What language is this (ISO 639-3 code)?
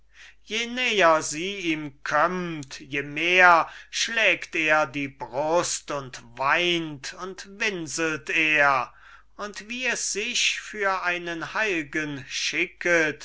deu